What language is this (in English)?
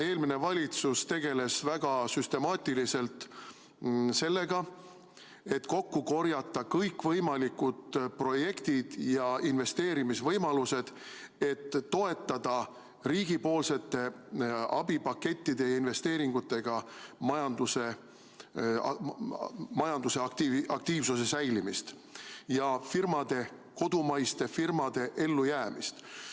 Estonian